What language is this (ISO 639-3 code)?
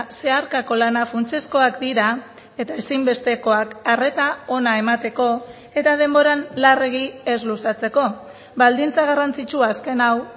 eus